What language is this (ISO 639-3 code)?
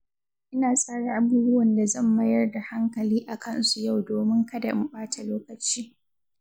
hau